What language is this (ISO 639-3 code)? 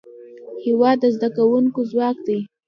pus